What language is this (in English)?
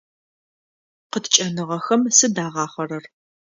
Adyghe